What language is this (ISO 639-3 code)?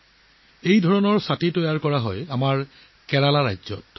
asm